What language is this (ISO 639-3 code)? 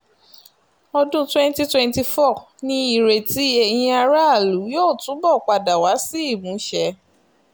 yor